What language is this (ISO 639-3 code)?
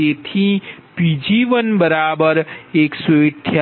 guj